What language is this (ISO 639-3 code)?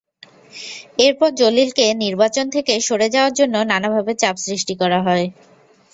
ben